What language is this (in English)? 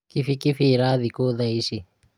Kikuyu